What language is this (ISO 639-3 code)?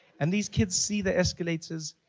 eng